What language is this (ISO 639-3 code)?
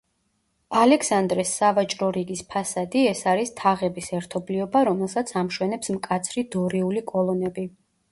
kat